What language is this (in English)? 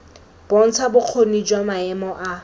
Tswana